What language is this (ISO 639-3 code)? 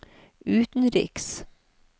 nor